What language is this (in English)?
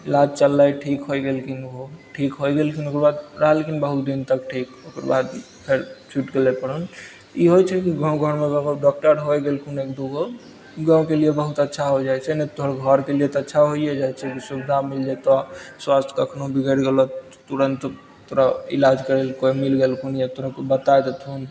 Maithili